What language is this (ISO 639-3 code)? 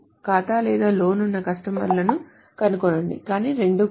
tel